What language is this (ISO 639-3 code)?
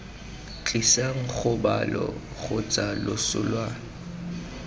tsn